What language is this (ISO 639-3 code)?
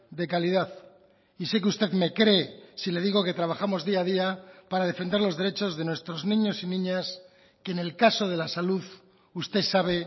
spa